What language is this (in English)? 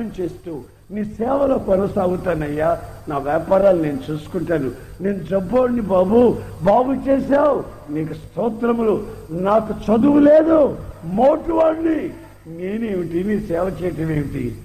Telugu